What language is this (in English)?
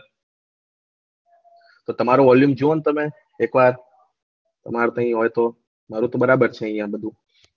Gujarati